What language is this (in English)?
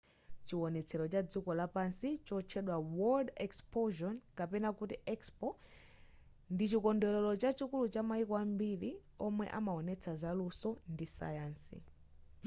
Nyanja